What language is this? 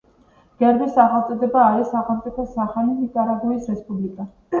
Georgian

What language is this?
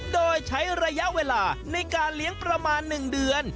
Thai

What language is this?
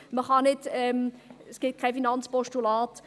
Swiss German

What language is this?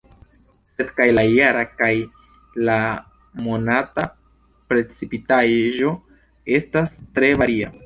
Esperanto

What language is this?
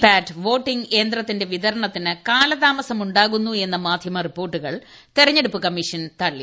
Malayalam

